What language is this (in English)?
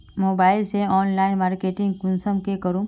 Magahi